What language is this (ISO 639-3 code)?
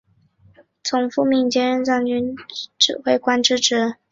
zho